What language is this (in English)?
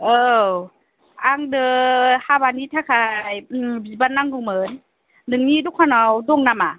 Bodo